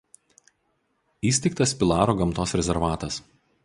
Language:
Lithuanian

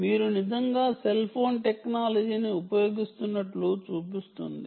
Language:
Telugu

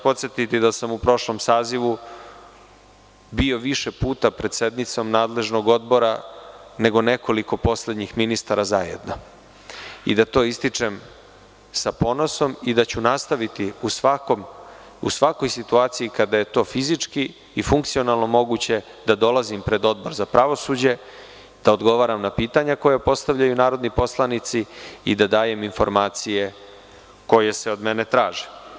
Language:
Serbian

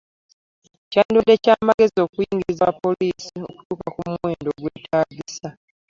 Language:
Ganda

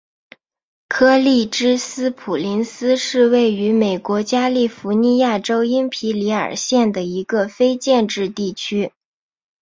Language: Chinese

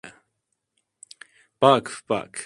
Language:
Turkish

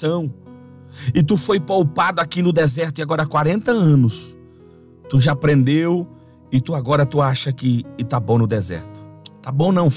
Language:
Portuguese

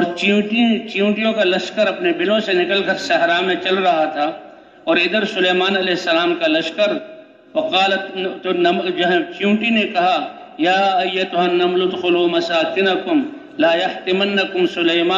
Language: Urdu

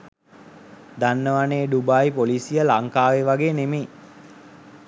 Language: Sinhala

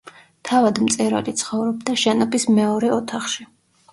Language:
Georgian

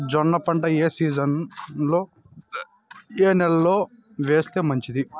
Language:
Telugu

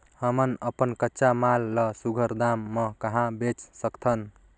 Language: Chhattisgarhi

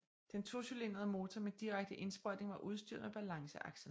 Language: Danish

